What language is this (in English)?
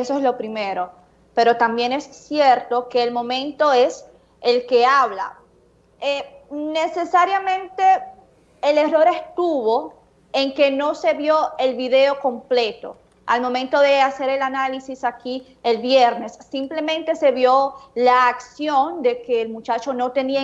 Spanish